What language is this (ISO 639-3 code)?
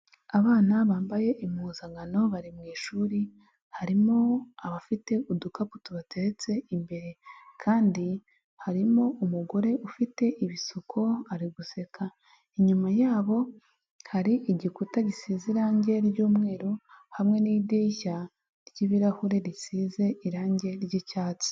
kin